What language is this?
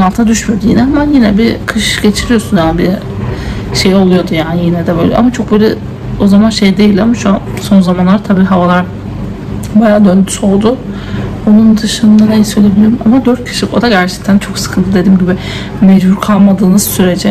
Turkish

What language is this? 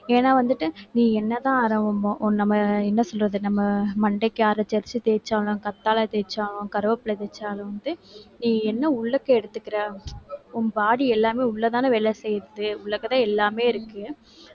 Tamil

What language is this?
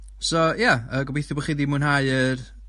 Welsh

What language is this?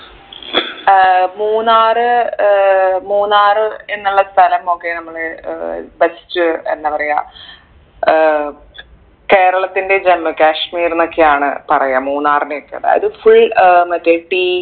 Malayalam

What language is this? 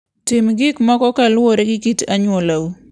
Luo (Kenya and Tanzania)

